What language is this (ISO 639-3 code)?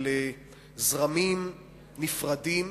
heb